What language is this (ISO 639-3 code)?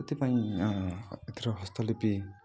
ori